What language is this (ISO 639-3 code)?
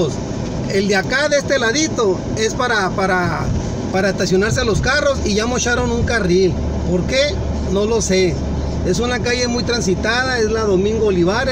spa